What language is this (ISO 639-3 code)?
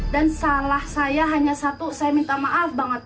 ind